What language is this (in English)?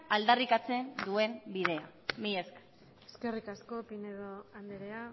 Basque